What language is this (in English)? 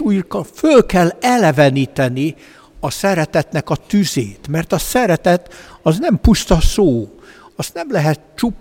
Hungarian